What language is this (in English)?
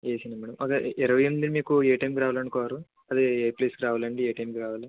Telugu